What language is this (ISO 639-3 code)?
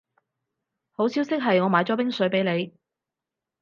yue